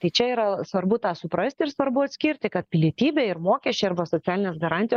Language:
Lithuanian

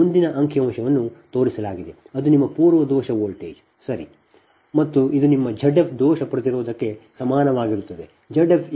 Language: Kannada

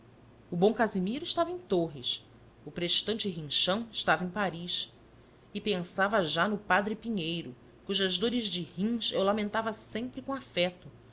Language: Portuguese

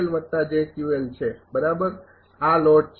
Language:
Gujarati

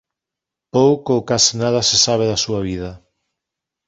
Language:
Galician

